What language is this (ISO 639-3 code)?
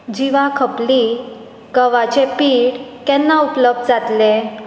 kok